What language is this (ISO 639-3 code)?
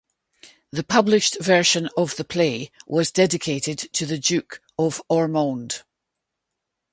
eng